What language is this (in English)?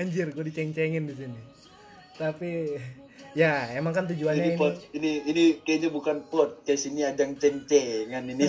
Indonesian